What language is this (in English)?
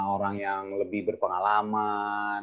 Indonesian